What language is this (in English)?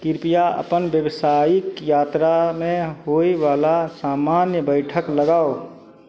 Maithili